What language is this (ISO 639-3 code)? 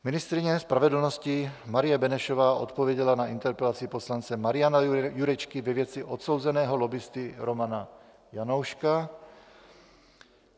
ces